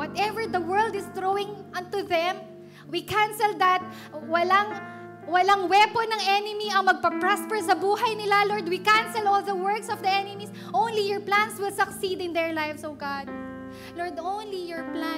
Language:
Filipino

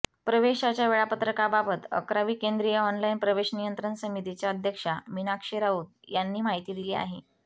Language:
Marathi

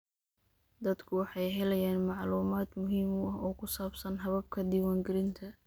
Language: Somali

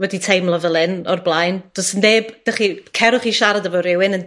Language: Welsh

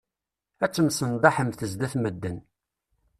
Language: Kabyle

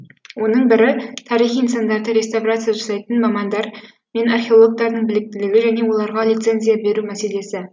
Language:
Kazakh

